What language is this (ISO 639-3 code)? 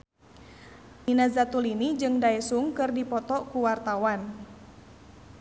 sun